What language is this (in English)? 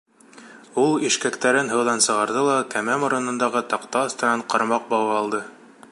Bashkir